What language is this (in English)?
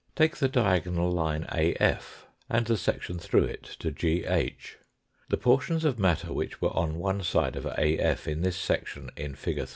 English